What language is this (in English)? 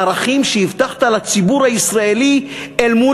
Hebrew